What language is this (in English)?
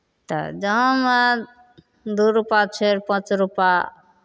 Maithili